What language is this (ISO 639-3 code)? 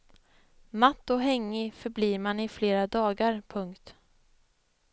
swe